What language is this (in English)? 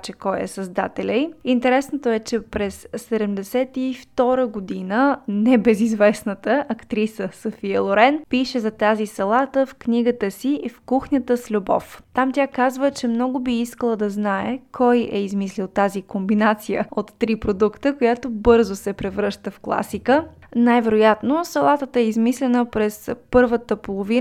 Bulgarian